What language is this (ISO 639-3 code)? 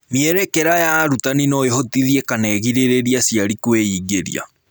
kik